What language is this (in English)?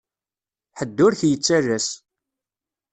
Kabyle